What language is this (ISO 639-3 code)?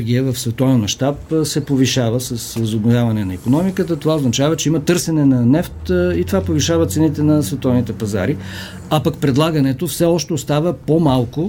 bul